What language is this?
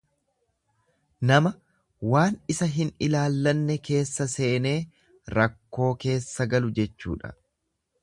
Oromo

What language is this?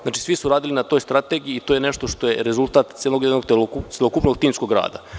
Serbian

